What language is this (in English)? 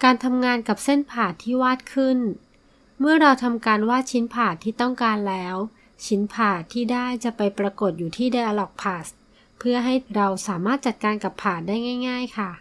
Thai